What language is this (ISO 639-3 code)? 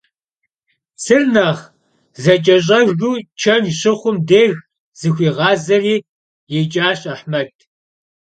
kbd